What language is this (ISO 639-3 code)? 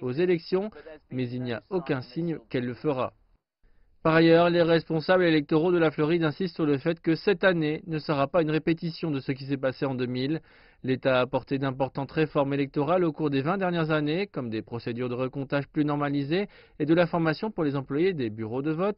fra